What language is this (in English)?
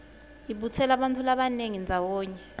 Swati